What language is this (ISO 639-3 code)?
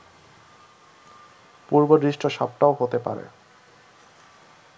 ben